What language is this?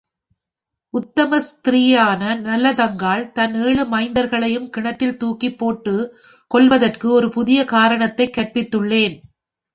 Tamil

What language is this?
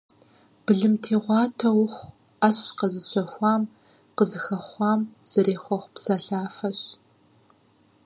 Kabardian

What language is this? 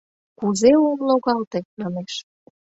Mari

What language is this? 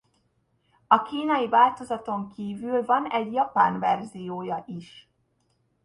Hungarian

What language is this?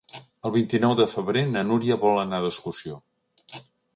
Catalan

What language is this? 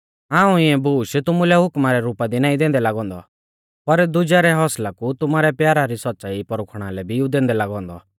Mahasu Pahari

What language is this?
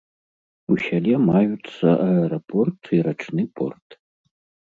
Belarusian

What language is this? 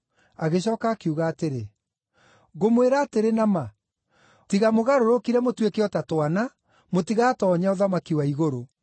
Kikuyu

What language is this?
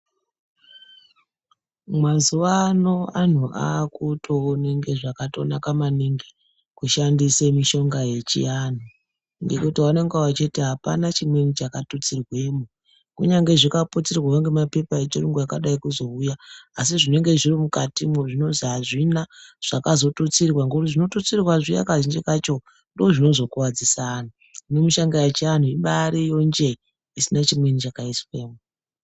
Ndau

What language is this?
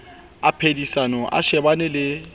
Southern Sotho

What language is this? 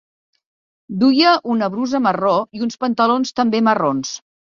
Catalan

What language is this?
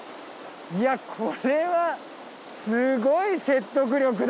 Japanese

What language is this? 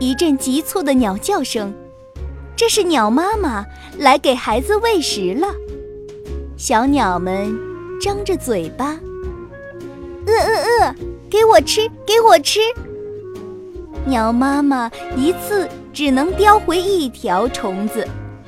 Chinese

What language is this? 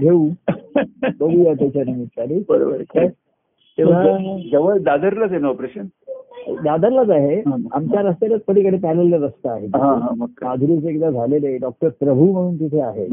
Marathi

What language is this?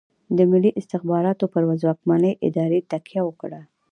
Pashto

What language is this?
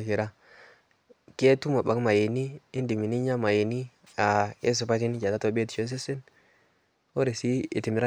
Masai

